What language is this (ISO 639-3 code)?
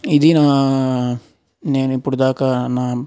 tel